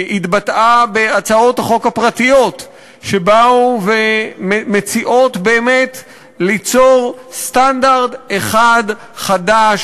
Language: Hebrew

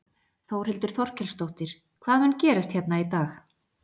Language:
Icelandic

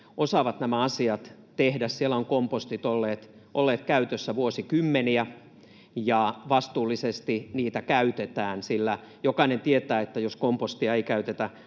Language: Finnish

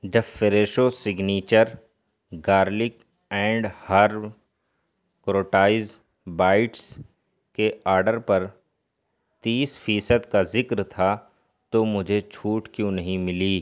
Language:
Urdu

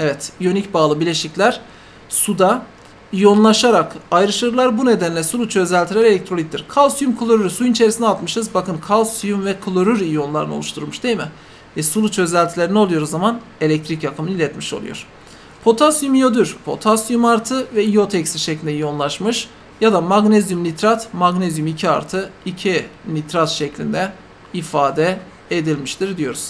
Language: Turkish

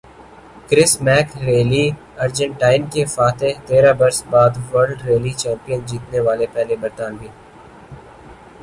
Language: Urdu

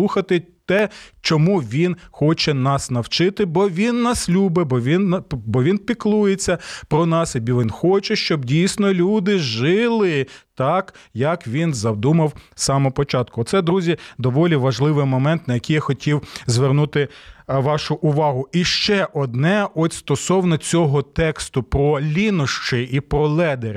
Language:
Ukrainian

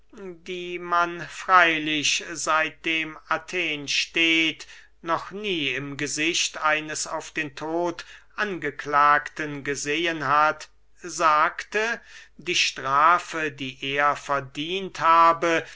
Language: German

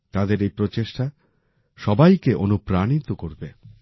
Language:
Bangla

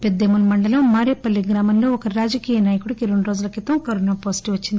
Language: Telugu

